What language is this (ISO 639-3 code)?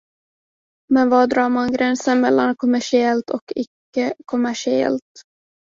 swe